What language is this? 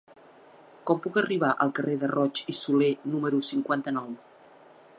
Catalan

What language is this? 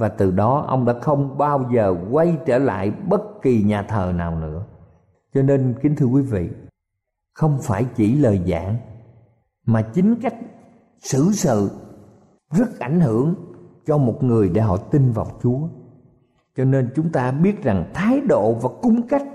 Vietnamese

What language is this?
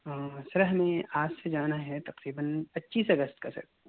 Urdu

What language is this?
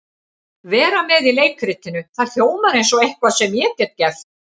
Icelandic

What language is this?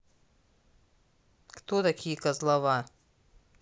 Russian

